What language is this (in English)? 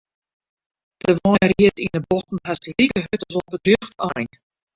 Western Frisian